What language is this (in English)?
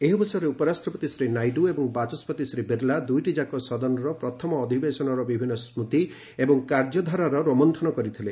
Odia